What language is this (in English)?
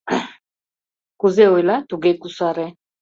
Mari